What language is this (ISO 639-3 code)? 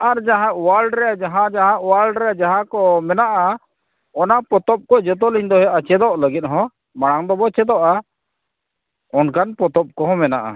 sat